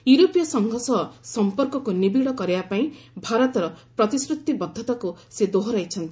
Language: Odia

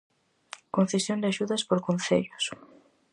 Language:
Galician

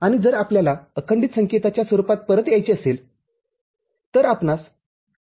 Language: Marathi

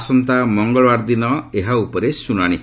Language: Odia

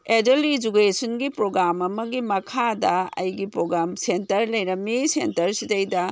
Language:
Manipuri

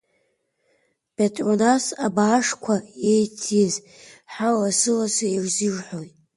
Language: Abkhazian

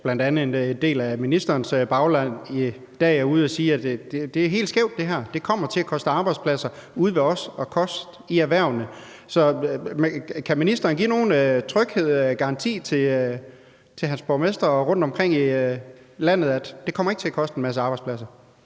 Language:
Danish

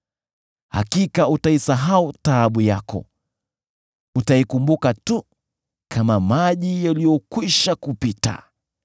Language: Swahili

